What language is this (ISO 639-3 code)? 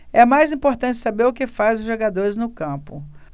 por